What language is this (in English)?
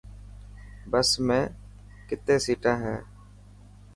Dhatki